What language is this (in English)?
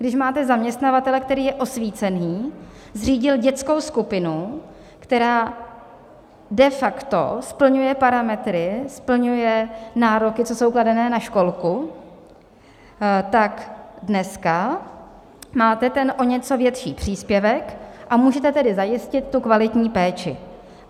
Czech